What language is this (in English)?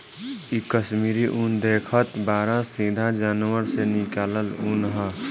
Bhojpuri